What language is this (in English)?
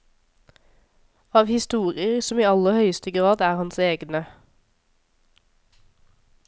Norwegian